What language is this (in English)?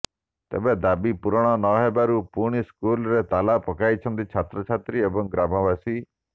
Odia